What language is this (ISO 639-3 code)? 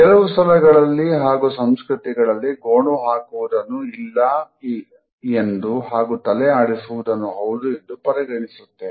kan